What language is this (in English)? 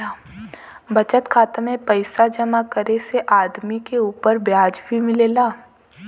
Bhojpuri